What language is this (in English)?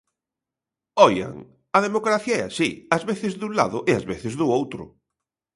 Galician